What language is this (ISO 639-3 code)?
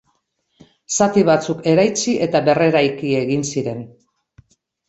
eus